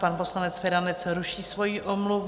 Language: Czech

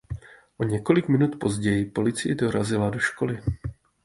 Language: Czech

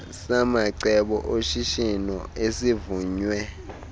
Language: Xhosa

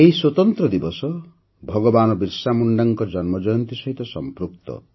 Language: Odia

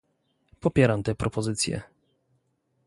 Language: Polish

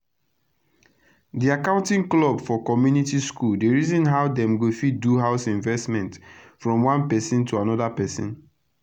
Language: Nigerian Pidgin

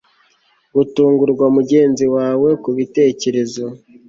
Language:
Kinyarwanda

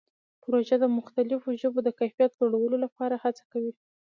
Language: Pashto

